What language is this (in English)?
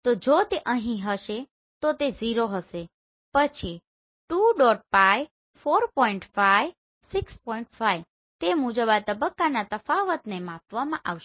Gujarati